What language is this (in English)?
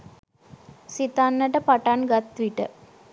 Sinhala